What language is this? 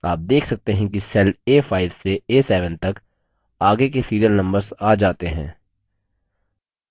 Hindi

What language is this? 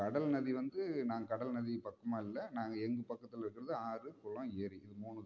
Tamil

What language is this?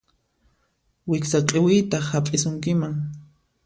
Puno Quechua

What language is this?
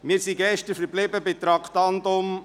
Swiss German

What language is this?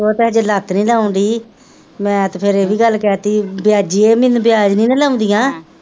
Punjabi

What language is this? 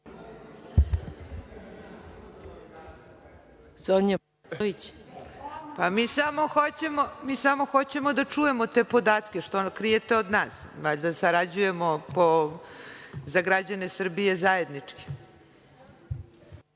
Serbian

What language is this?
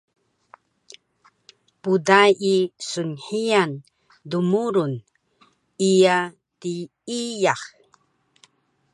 Taroko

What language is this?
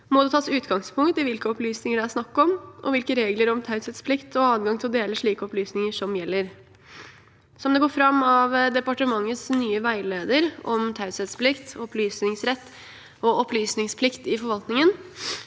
Norwegian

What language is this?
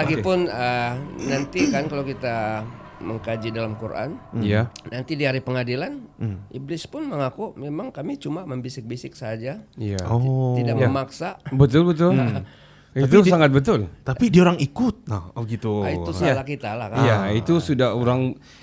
Malay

